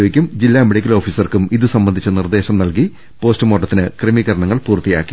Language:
Malayalam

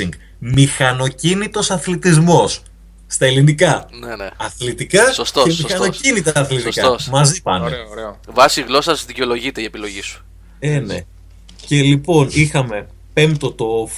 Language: Greek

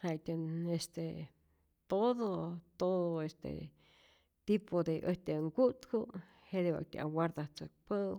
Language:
Rayón Zoque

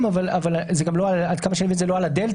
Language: Hebrew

